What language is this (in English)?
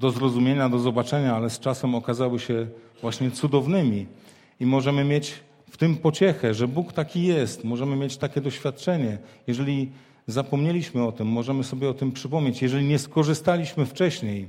Polish